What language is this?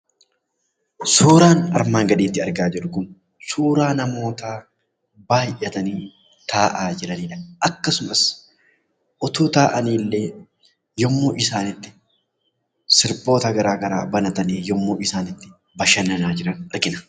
Oromo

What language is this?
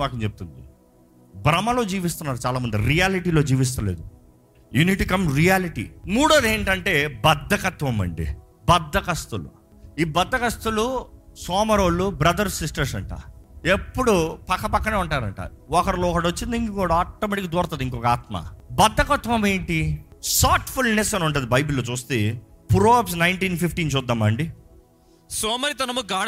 Telugu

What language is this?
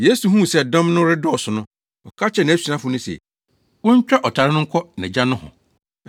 Akan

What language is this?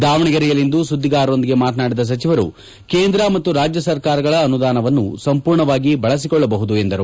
Kannada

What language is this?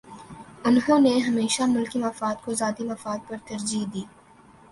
Urdu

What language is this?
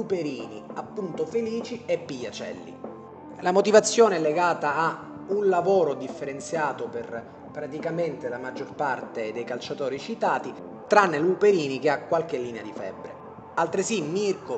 Italian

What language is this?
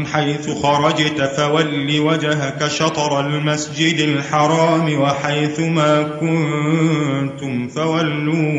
Arabic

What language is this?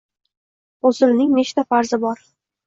Uzbek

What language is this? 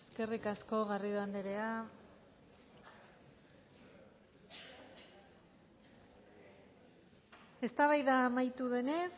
Basque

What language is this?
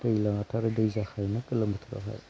Bodo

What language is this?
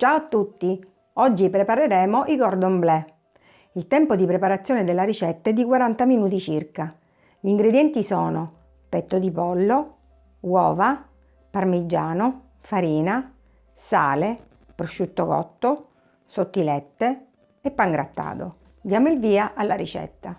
Italian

